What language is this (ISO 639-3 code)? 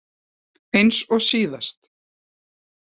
isl